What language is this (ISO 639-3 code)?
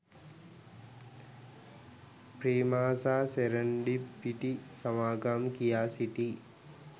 sin